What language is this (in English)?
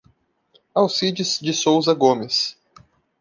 Portuguese